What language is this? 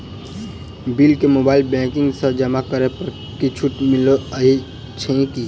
Maithili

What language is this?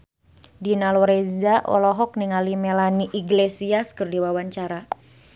Sundanese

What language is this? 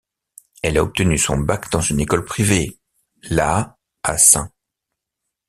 French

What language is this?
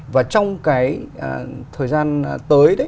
Vietnamese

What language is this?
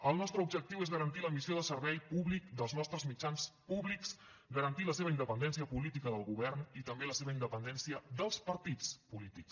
Catalan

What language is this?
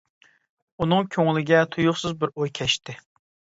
Uyghur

